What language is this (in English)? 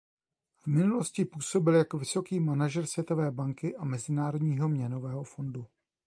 Czech